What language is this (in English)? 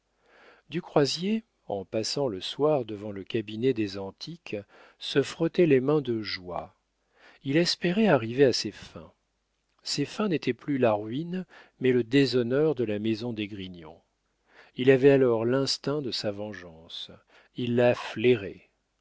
French